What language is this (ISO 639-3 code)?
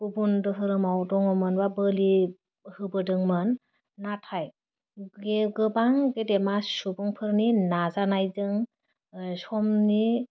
brx